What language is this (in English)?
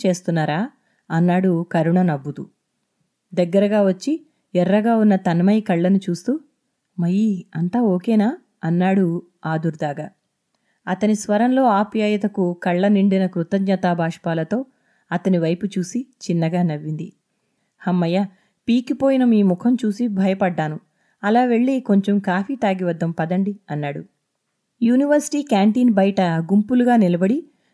Telugu